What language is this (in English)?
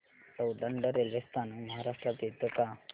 Marathi